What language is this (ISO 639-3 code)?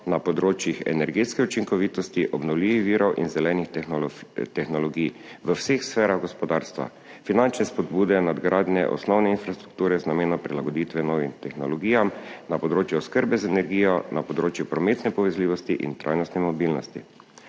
slv